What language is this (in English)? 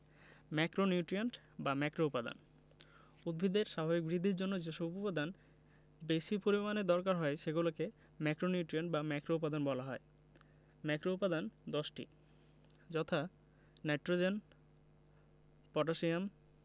Bangla